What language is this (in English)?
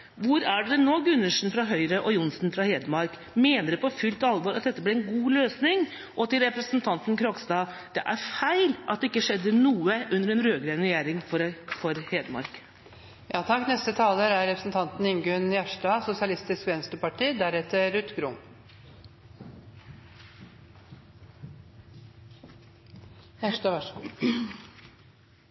Norwegian